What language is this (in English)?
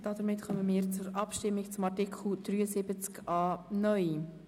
Swiss German